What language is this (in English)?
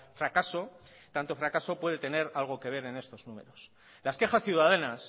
Spanish